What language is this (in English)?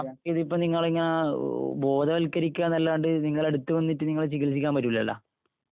Malayalam